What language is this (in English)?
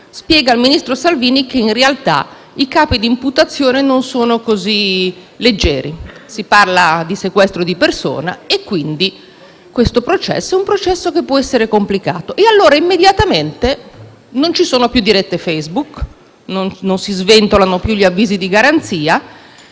Italian